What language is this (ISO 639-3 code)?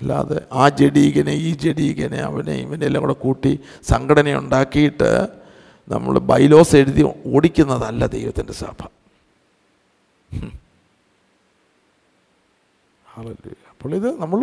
mal